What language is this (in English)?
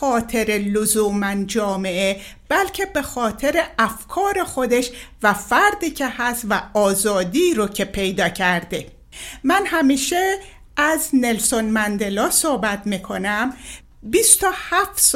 Persian